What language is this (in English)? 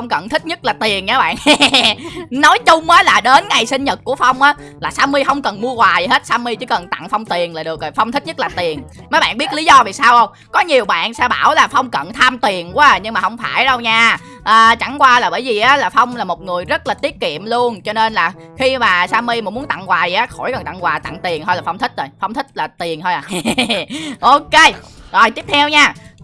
Vietnamese